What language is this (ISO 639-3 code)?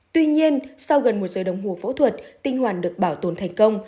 vie